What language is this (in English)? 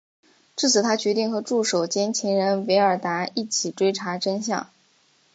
Chinese